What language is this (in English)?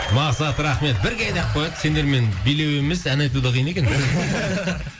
Kazakh